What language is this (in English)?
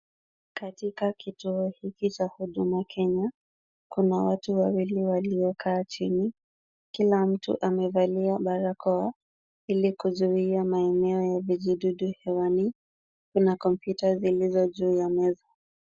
Swahili